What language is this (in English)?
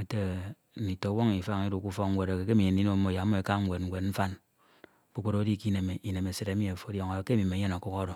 Ito